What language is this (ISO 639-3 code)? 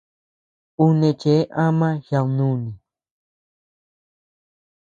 cux